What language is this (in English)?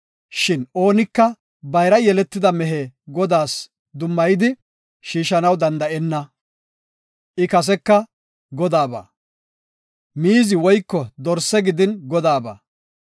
Gofa